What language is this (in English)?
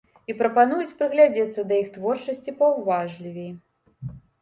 Belarusian